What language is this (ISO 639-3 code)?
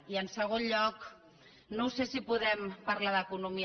cat